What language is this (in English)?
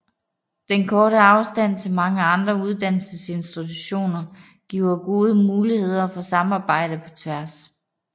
Danish